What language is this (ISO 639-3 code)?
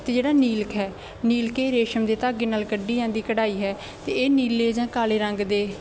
pan